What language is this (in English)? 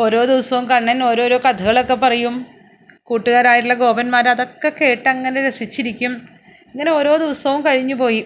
Malayalam